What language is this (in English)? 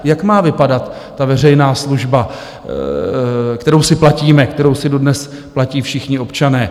Czech